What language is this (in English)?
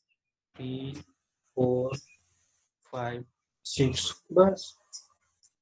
Hindi